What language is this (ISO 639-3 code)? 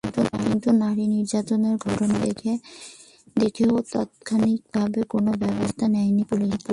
ben